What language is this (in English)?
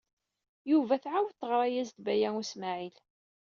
Kabyle